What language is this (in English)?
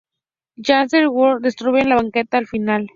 Spanish